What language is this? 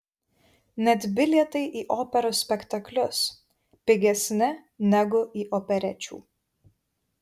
Lithuanian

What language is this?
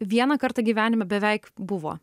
Lithuanian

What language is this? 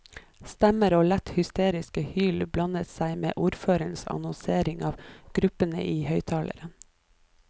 Norwegian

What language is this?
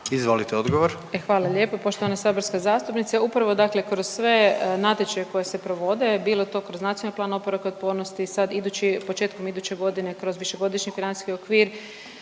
Croatian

